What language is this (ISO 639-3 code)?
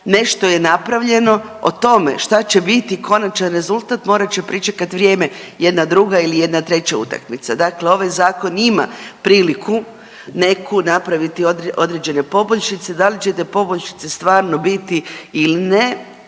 hrv